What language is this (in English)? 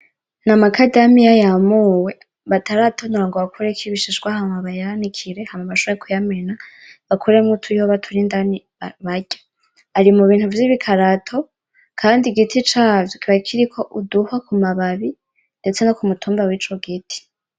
Rundi